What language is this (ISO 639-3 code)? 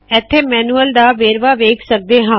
pan